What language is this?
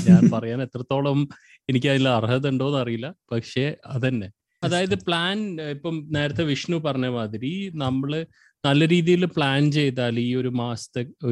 Malayalam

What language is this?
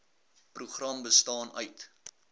Afrikaans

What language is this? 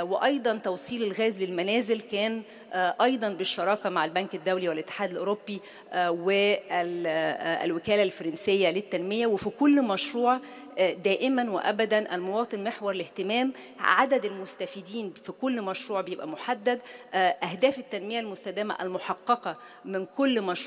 Arabic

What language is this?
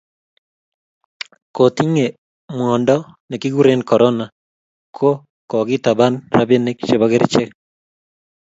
Kalenjin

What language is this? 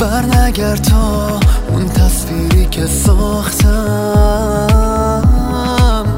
Persian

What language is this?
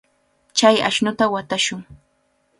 Cajatambo North Lima Quechua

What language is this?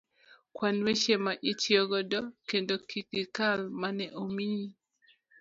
Luo (Kenya and Tanzania)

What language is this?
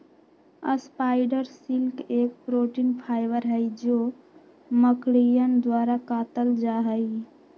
Magahi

